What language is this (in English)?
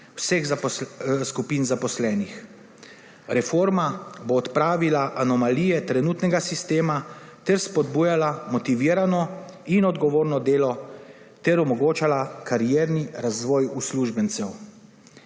Slovenian